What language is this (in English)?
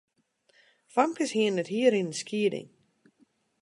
Western Frisian